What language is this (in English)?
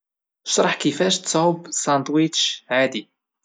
Moroccan Arabic